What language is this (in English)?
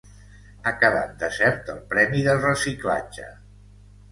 Catalan